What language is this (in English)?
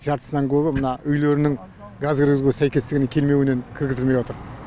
Kazakh